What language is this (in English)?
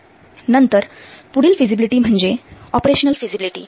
Marathi